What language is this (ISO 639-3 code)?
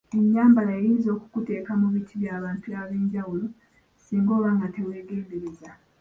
lug